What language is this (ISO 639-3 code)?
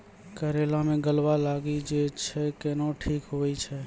mai